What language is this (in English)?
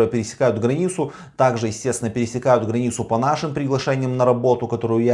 Russian